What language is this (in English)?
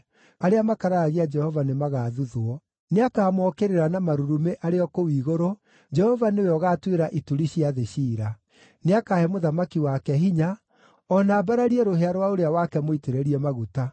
Kikuyu